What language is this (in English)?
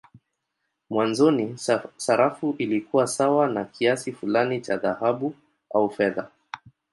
Swahili